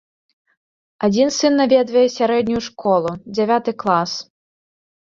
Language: Belarusian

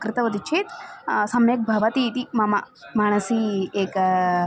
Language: Sanskrit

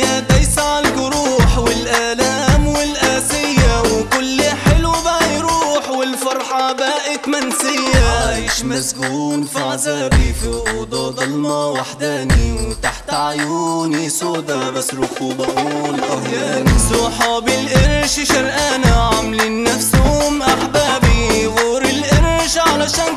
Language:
Arabic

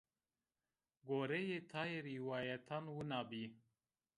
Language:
Zaza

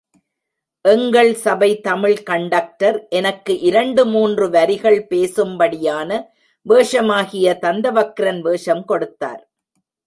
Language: Tamil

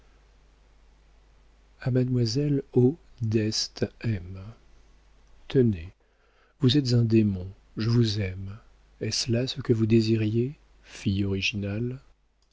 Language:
French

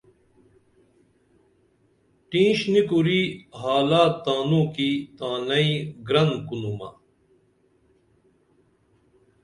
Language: Dameli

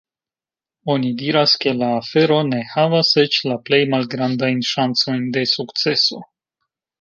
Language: Esperanto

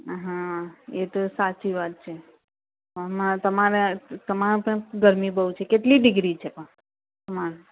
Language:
Gujarati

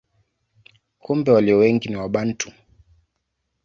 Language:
Swahili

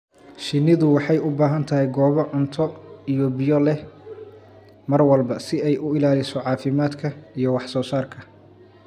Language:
Somali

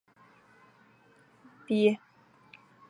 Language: Chinese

